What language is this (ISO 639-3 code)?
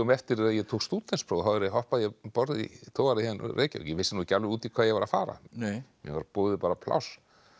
isl